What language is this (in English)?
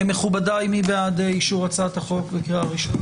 Hebrew